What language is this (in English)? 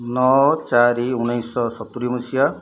Odia